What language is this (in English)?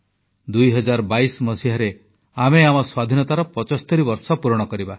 Odia